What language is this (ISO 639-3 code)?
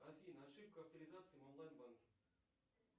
rus